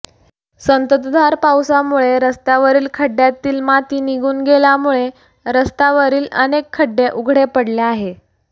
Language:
Marathi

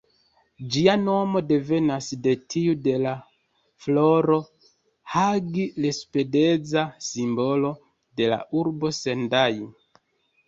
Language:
Esperanto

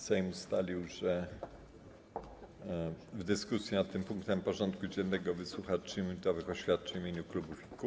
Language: Polish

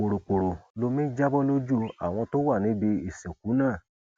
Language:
Yoruba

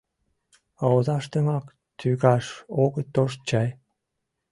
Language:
Mari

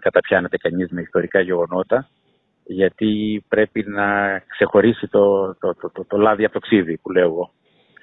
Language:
Greek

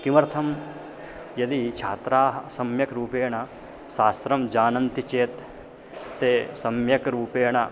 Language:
Sanskrit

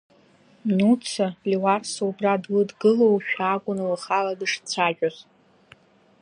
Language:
Abkhazian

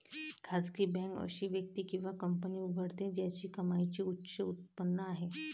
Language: Marathi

